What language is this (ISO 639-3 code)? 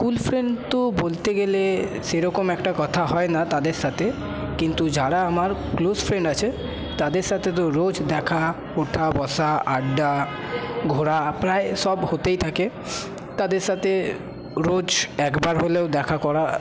ben